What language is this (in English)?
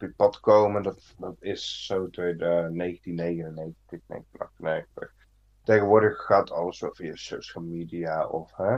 Dutch